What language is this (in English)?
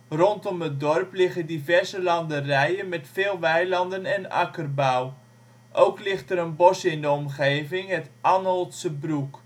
Dutch